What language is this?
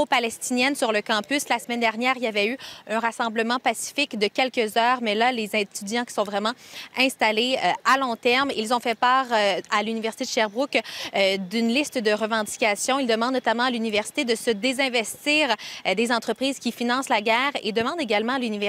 French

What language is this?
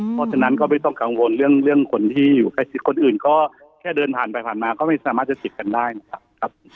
Thai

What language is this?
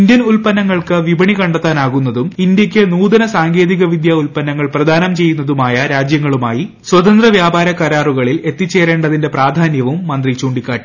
Malayalam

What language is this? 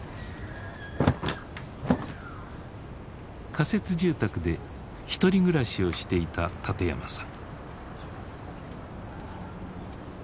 Japanese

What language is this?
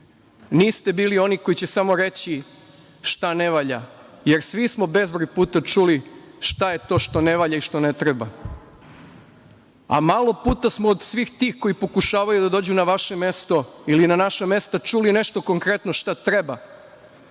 Serbian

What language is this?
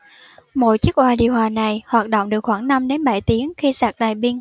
Vietnamese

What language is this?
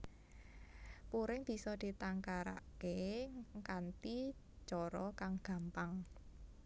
Javanese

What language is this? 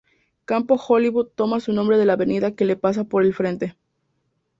Spanish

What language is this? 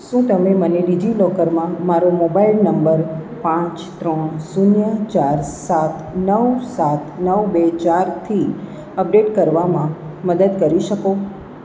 Gujarati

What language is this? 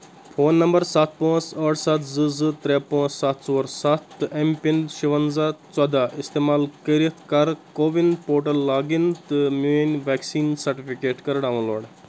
Kashmiri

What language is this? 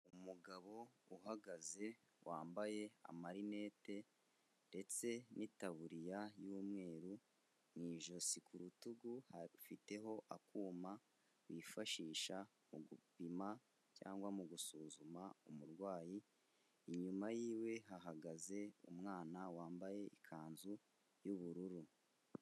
Kinyarwanda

